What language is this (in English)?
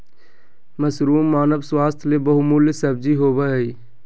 Magahi